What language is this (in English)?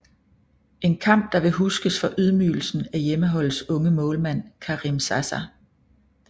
Danish